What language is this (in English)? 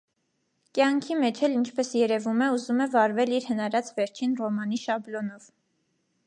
Armenian